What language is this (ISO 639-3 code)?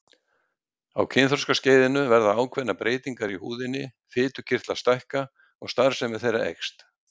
isl